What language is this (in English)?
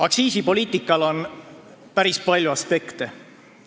Estonian